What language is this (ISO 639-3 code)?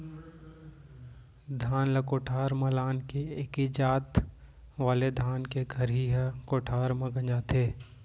hne